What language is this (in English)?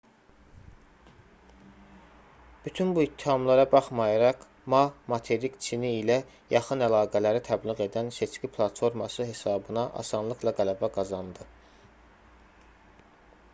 Azerbaijani